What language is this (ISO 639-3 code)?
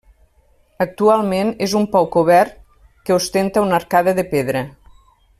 cat